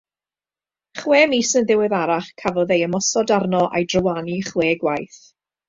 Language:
Welsh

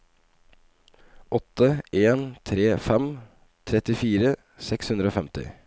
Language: Norwegian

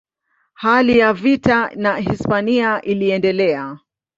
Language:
Swahili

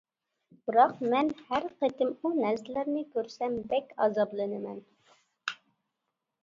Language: Uyghur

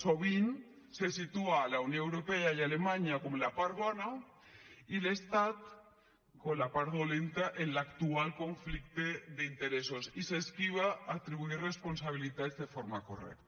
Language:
Catalan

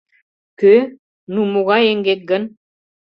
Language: Mari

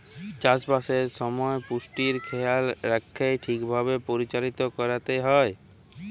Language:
Bangla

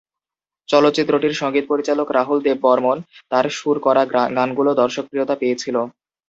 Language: Bangla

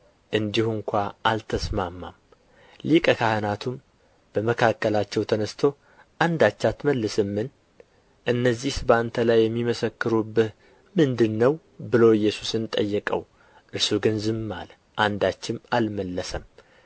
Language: Amharic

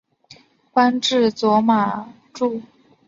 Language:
Chinese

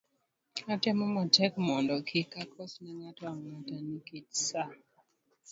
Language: Luo (Kenya and Tanzania)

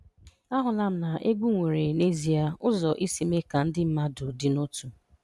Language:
Igbo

